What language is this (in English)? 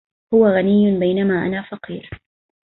Arabic